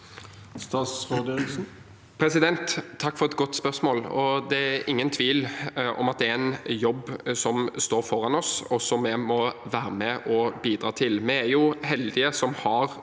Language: Norwegian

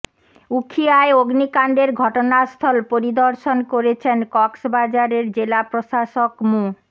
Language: Bangla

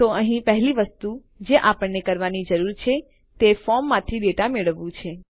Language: Gujarati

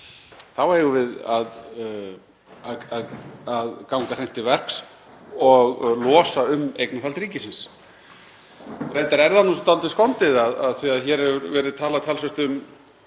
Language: Icelandic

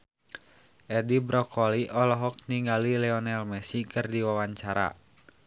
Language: Sundanese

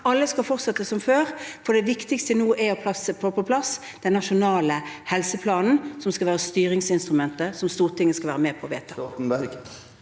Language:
Norwegian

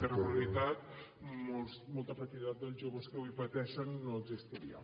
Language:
Catalan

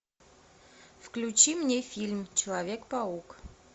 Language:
Russian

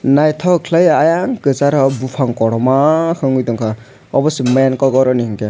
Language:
Kok Borok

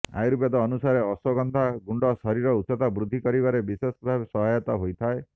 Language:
Odia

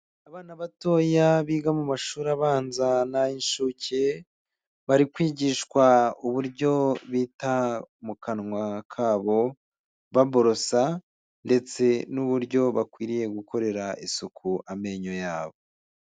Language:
Kinyarwanda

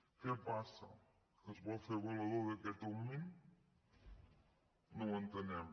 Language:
Catalan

